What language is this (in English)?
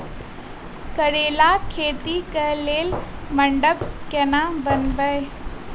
Maithili